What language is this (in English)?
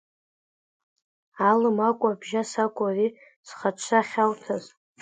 Abkhazian